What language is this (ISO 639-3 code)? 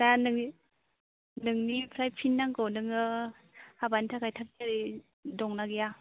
brx